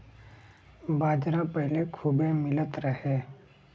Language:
Bhojpuri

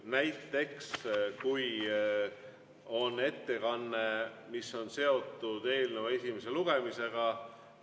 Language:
Estonian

